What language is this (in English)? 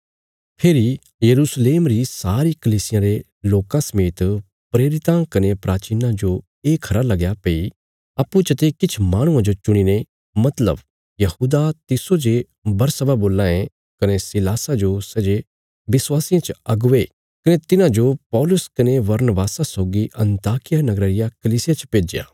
Bilaspuri